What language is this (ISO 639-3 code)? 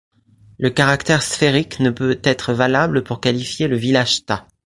fra